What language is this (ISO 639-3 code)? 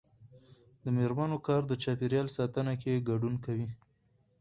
pus